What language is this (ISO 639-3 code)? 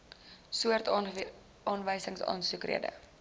afr